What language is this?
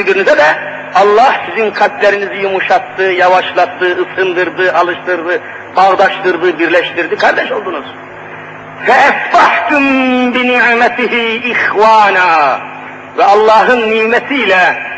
Turkish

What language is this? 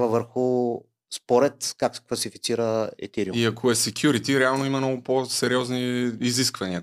Bulgarian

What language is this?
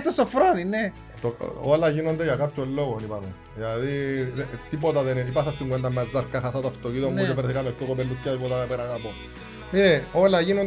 Greek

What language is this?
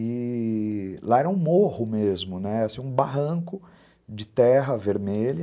Portuguese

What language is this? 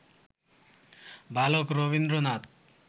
Bangla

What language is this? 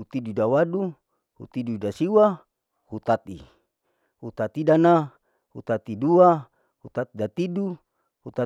Larike-Wakasihu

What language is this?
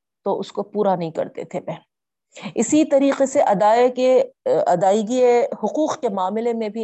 Urdu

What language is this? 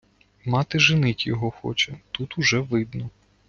Ukrainian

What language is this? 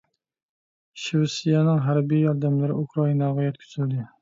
Uyghur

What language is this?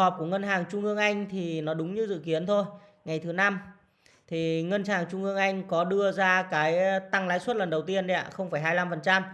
Vietnamese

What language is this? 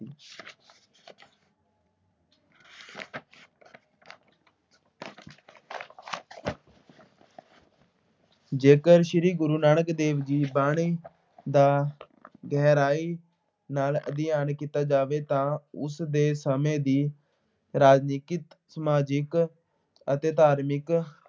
Punjabi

